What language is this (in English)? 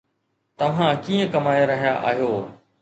Sindhi